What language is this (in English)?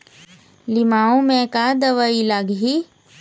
Chhattisgarhi